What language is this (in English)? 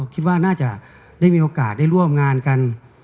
Thai